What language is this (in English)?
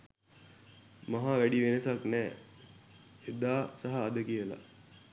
Sinhala